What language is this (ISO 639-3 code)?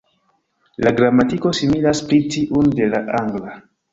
epo